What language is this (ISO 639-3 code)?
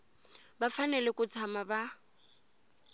tso